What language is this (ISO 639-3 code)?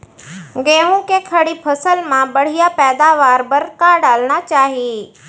hne